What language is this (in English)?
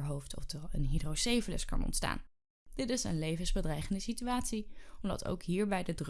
Dutch